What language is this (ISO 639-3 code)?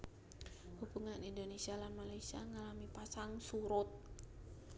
jav